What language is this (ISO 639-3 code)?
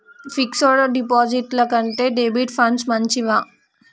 tel